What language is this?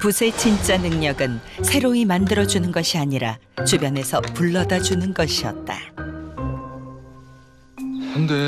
Korean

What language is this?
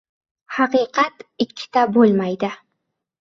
Uzbek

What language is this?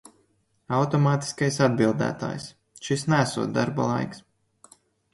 Latvian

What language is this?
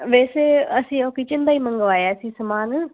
Punjabi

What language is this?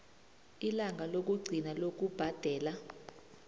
South Ndebele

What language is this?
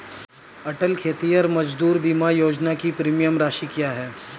Hindi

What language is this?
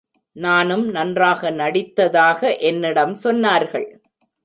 Tamil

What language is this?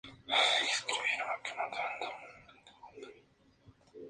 Spanish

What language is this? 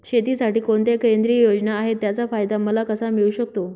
Marathi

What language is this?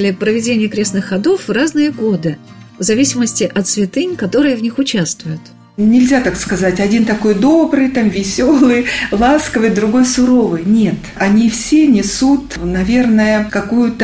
Russian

